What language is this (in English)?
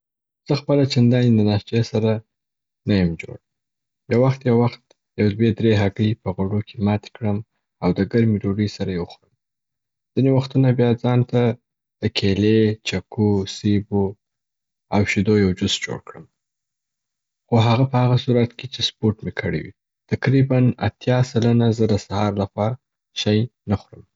Southern Pashto